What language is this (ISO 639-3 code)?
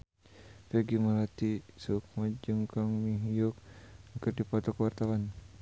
sun